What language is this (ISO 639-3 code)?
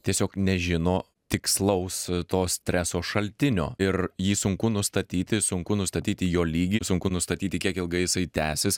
lit